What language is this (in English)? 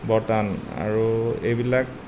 Assamese